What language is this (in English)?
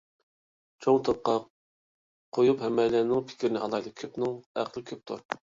Uyghur